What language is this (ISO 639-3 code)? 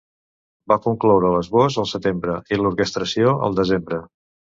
cat